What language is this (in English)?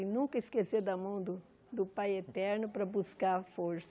Portuguese